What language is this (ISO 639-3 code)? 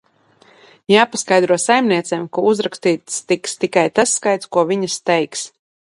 lav